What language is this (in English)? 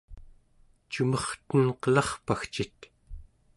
Central Yupik